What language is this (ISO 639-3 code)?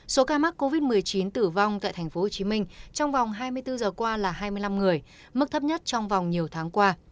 vie